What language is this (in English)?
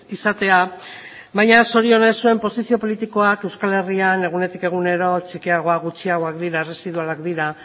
Basque